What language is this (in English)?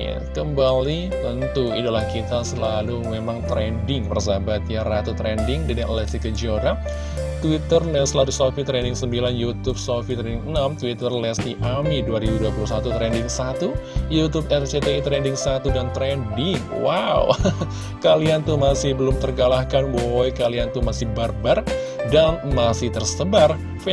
Indonesian